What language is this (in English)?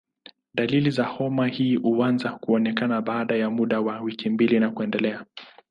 Swahili